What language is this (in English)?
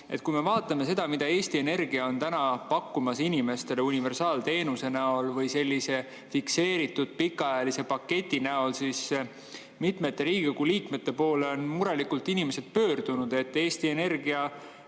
Estonian